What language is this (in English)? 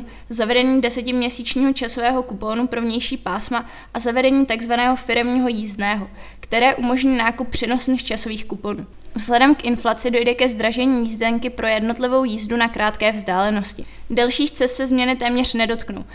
Czech